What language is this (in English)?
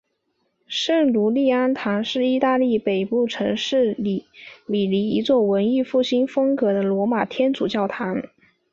Chinese